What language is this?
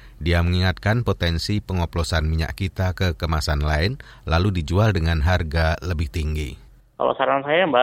Indonesian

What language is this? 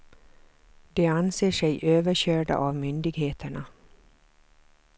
Swedish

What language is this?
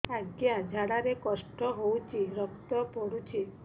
Odia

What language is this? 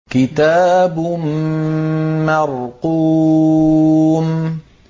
Arabic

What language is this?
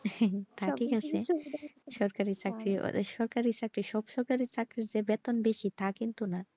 Bangla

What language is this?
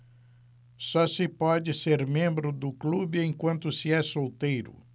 Portuguese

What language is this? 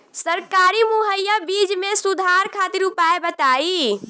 Bhojpuri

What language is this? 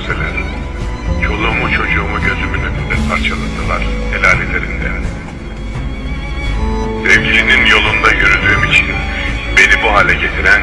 Urdu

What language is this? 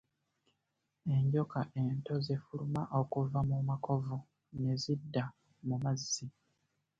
Ganda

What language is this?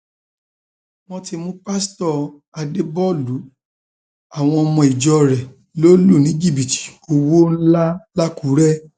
Yoruba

